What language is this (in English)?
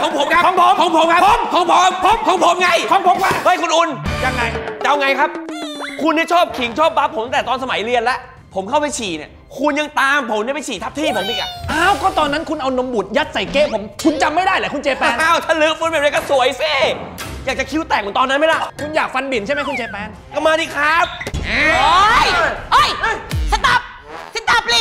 Thai